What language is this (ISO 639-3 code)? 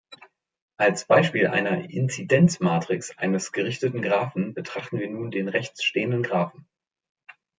deu